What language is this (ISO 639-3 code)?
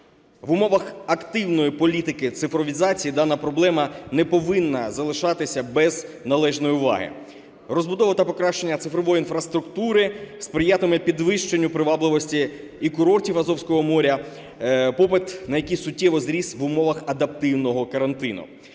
ukr